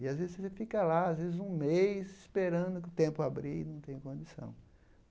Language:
Portuguese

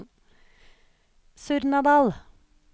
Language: Norwegian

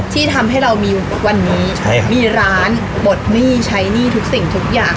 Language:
Thai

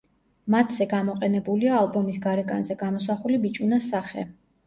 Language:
Georgian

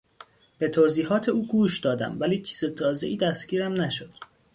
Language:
Persian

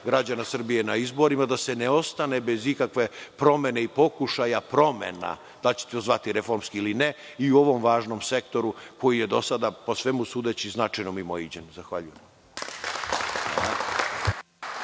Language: Serbian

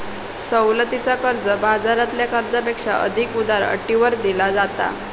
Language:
Marathi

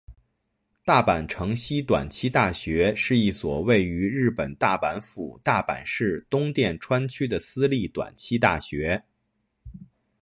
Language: Chinese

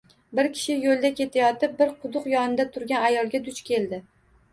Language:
Uzbek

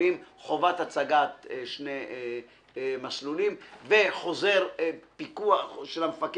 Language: Hebrew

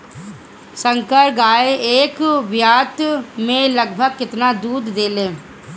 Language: Bhojpuri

